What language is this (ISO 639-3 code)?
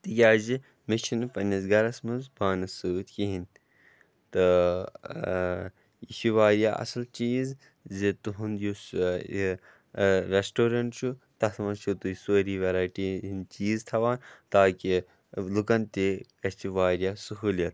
kas